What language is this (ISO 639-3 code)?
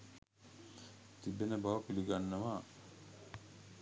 sin